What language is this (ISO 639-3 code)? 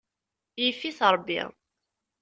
kab